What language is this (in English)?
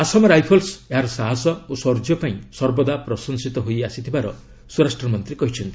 Odia